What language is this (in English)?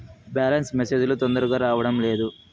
Telugu